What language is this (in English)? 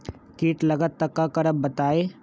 Magahi